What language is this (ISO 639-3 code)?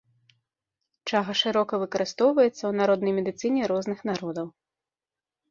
bel